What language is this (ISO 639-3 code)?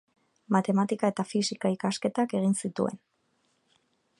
eus